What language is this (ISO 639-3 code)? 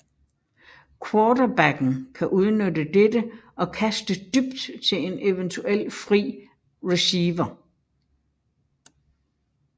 dan